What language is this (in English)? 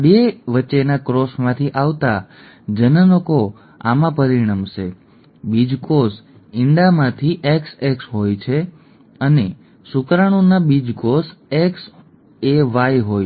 Gujarati